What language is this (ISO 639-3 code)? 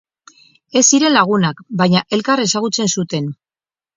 eus